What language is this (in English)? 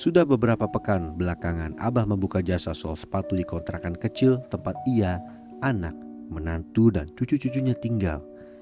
Indonesian